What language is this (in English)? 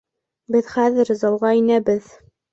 Bashkir